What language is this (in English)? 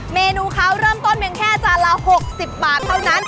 Thai